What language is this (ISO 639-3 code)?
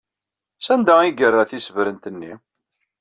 kab